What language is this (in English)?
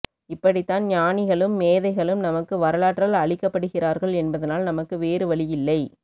Tamil